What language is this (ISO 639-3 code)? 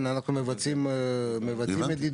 heb